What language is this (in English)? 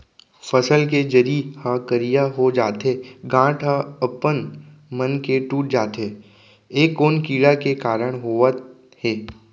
Chhattisgarhi